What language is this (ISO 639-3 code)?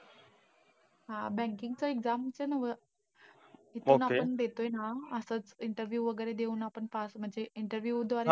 mar